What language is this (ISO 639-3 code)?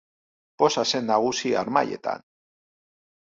eus